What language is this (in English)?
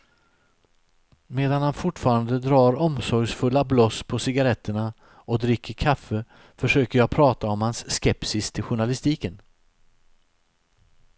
Swedish